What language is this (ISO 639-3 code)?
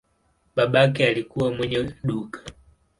swa